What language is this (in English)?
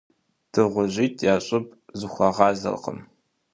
Kabardian